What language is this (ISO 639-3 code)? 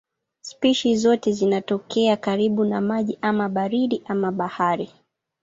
swa